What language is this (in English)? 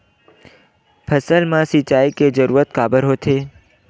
Chhattisgarhi